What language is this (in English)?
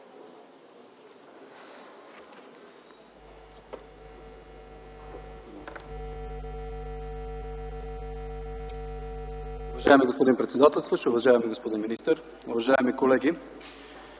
Bulgarian